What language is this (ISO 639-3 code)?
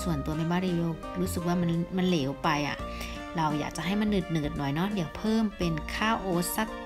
tha